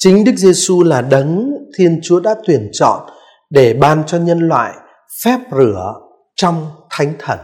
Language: Vietnamese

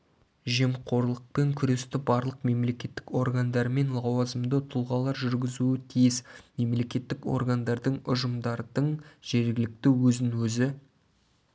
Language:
Kazakh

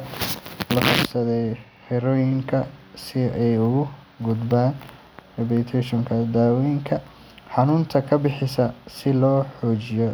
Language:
Somali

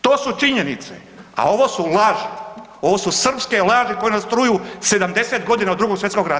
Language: Croatian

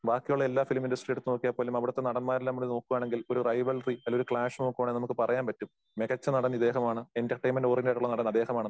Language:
Malayalam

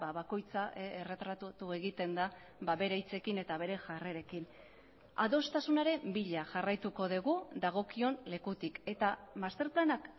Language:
Basque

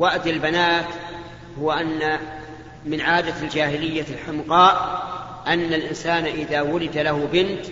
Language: Arabic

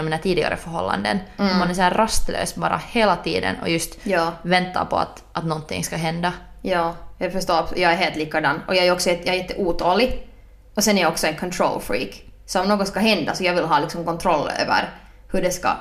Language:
Swedish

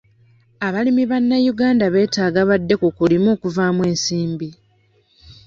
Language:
Ganda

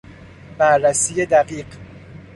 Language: Persian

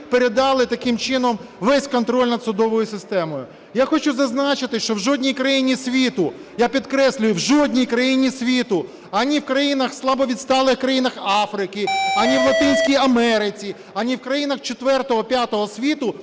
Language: Ukrainian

